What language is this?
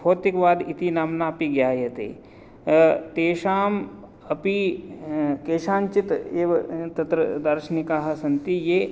Sanskrit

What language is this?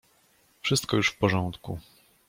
Polish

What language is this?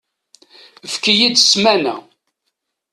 Kabyle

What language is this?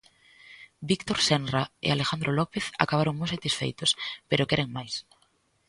Galician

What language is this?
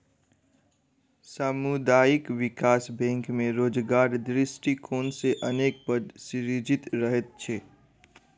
Maithili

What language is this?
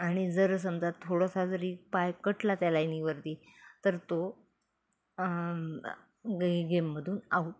Marathi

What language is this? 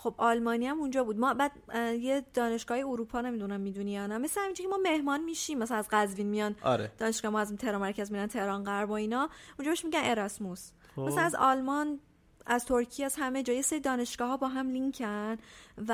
Persian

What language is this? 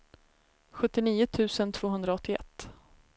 Swedish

